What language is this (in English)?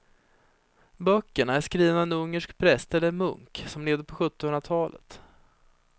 Swedish